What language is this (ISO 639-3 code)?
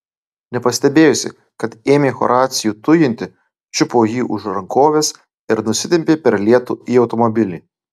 lit